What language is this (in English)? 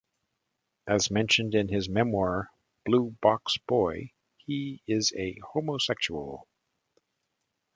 English